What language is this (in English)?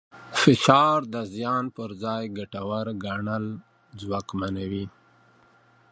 Pashto